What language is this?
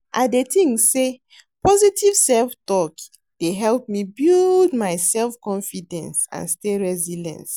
Nigerian Pidgin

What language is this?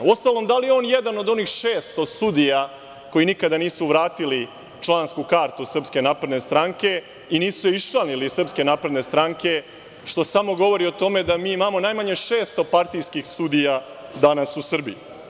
Serbian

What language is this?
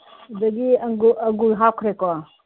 Manipuri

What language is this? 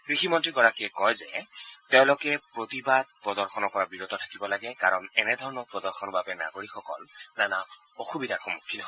Assamese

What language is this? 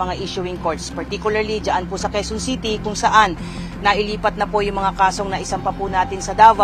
Filipino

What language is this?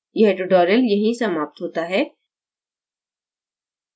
Hindi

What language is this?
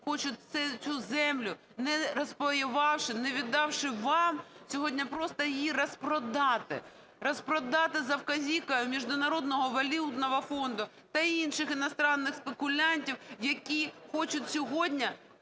Ukrainian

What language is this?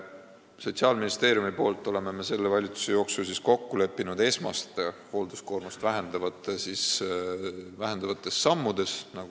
Estonian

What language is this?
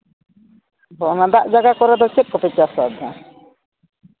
Santali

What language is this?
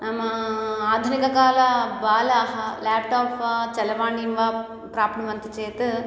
Sanskrit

